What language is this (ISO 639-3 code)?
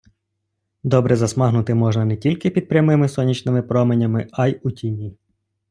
ukr